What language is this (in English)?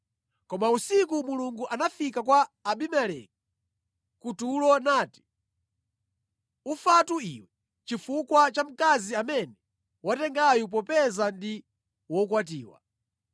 Nyanja